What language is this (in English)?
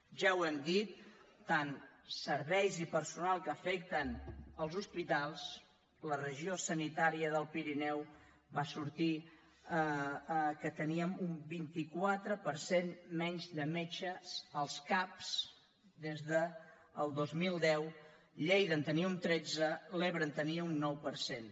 Catalan